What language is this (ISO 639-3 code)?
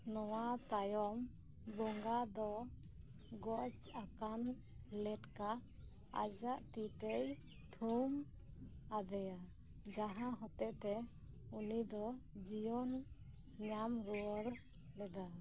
sat